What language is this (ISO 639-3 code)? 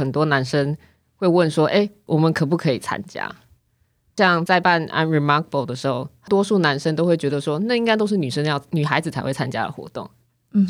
zho